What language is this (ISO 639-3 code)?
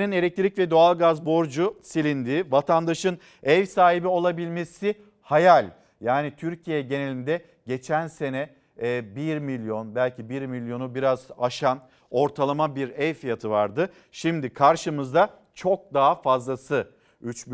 tur